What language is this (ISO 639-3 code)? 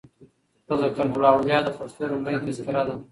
pus